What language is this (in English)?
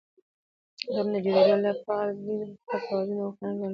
Pashto